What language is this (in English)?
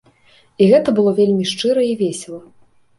Belarusian